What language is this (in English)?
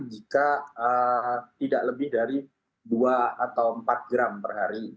Indonesian